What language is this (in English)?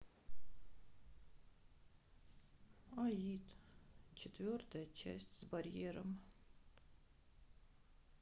Russian